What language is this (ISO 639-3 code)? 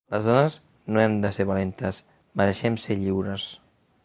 cat